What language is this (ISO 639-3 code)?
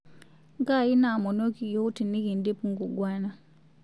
mas